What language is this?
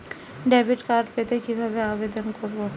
Bangla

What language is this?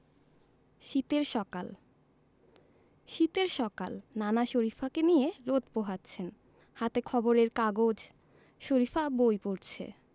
Bangla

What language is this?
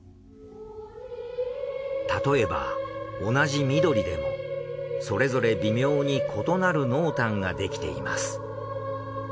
Japanese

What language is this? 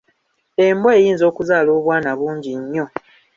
Ganda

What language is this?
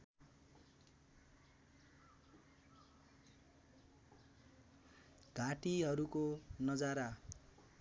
Nepali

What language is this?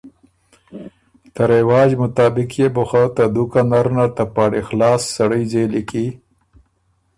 Ormuri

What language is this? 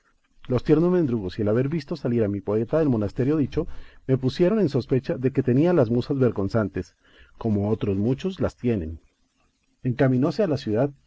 Spanish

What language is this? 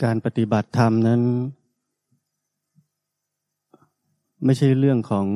Thai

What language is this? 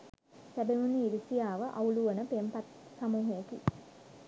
Sinhala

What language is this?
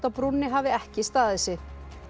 Icelandic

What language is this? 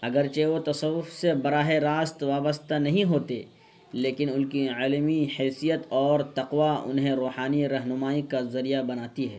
Urdu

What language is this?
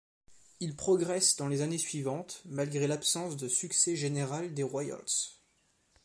French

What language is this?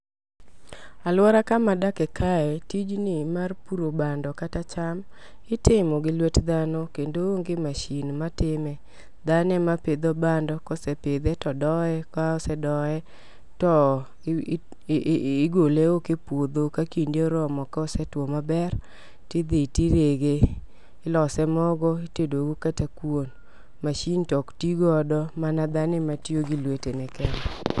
Luo (Kenya and Tanzania)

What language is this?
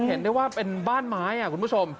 Thai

